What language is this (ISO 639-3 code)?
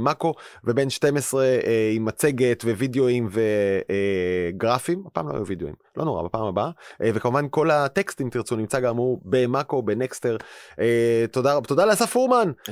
heb